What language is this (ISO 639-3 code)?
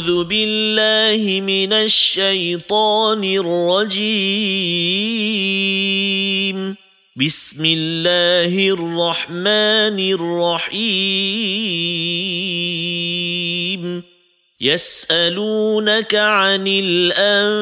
msa